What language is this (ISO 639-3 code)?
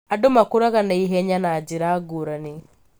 kik